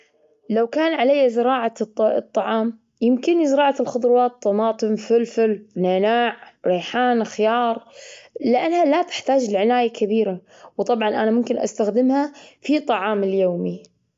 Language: Gulf Arabic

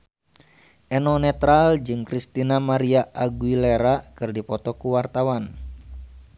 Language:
Sundanese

